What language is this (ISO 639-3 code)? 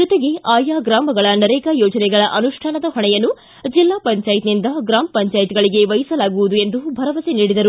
kan